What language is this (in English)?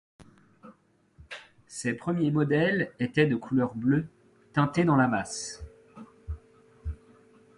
French